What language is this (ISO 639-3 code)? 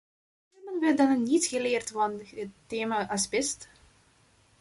nld